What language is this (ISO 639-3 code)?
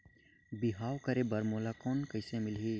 hne